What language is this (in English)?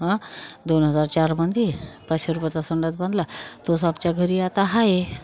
Marathi